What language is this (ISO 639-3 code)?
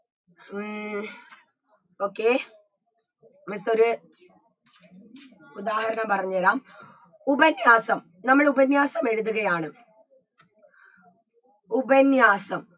mal